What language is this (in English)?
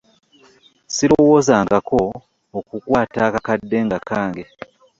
Ganda